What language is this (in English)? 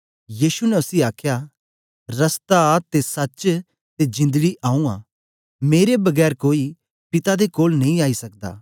Dogri